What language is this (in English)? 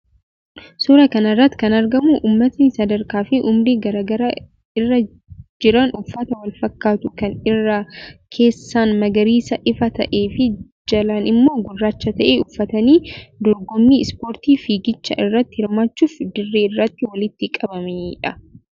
Oromo